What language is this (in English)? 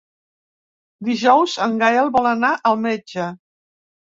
Catalan